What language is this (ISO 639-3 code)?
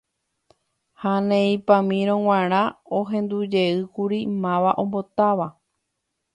grn